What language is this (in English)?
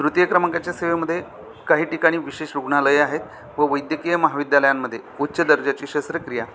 Marathi